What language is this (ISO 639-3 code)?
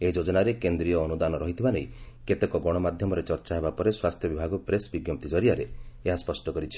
ori